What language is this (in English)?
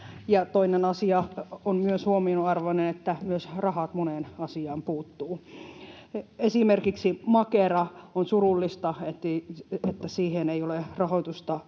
Finnish